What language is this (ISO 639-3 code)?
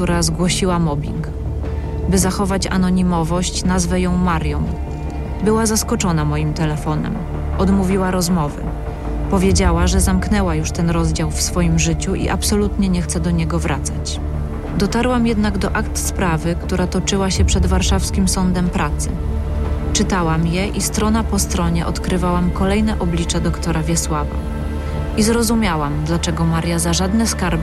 pol